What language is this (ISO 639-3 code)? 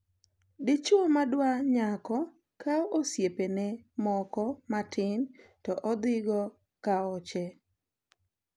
luo